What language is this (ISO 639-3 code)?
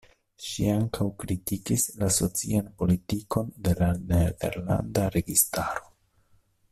epo